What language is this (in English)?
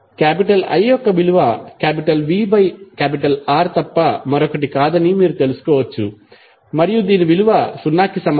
Telugu